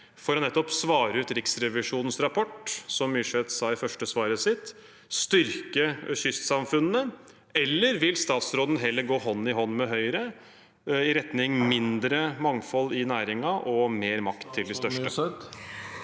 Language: Norwegian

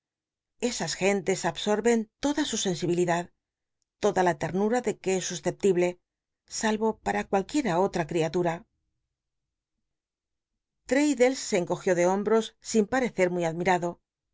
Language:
Spanish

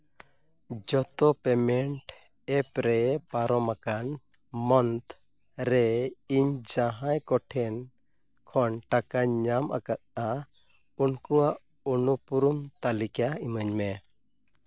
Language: Santali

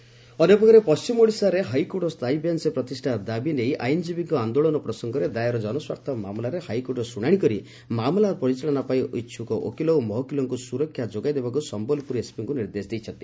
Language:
Odia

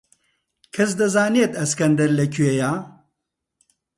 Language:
Central Kurdish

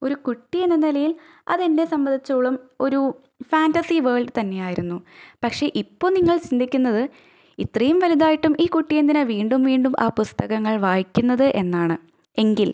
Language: Malayalam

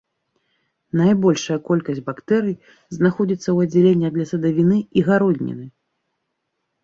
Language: Belarusian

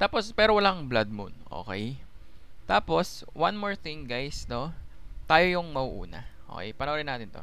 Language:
Filipino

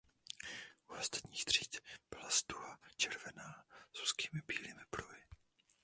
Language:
Czech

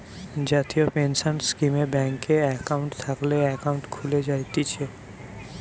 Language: Bangla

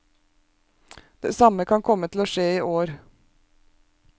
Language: Norwegian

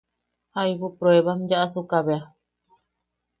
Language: Yaqui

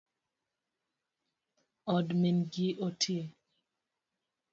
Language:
Luo (Kenya and Tanzania)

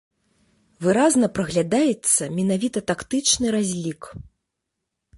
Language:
Belarusian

